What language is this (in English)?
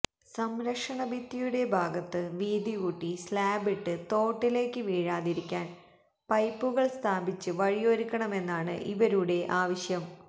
Malayalam